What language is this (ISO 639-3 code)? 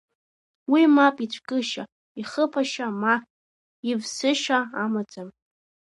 abk